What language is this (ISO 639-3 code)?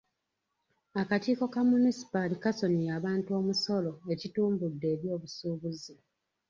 lug